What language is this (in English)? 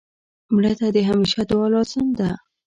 Pashto